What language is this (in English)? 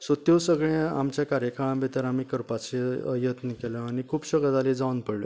Konkani